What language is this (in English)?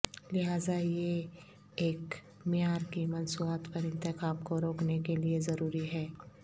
Urdu